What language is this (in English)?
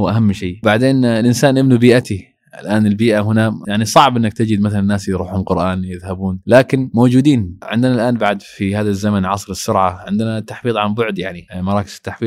Arabic